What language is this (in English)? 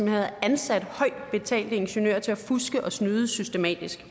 Danish